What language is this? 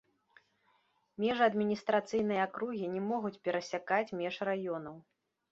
Belarusian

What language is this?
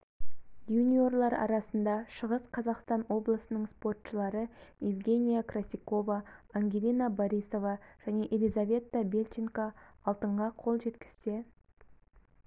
Kazakh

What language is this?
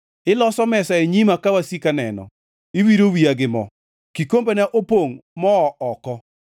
Luo (Kenya and Tanzania)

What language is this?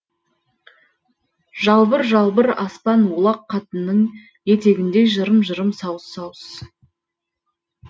Kazakh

